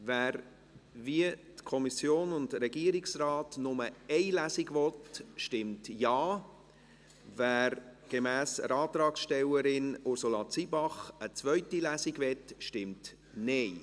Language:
Swiss German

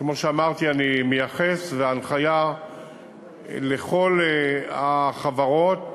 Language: Hebrew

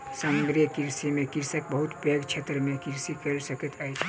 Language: Maithili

